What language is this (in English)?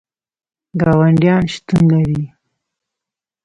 Pashto